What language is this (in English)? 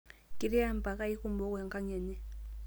Masai